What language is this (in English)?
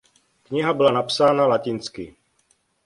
Czech